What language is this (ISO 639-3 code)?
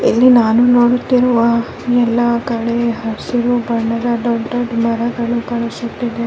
kan